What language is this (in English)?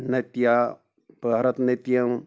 Kashmiri